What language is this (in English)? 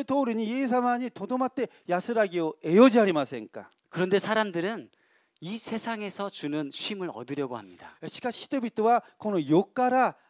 Korean